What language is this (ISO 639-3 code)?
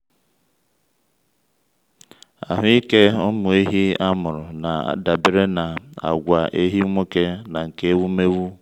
ibo